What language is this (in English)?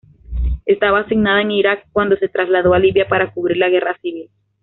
Spanish